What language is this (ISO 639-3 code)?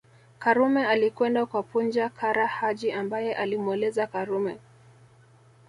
swa